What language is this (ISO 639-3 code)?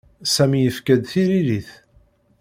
kab